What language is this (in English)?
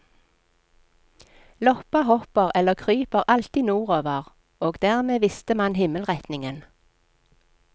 Norwegian